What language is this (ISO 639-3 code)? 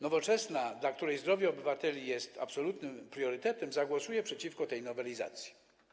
pol